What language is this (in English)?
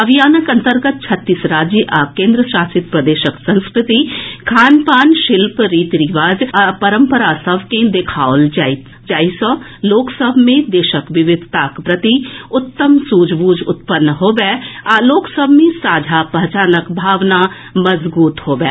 Maithili